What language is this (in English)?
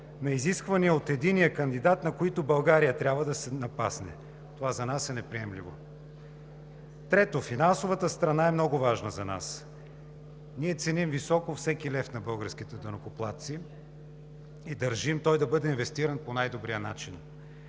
Bulgarian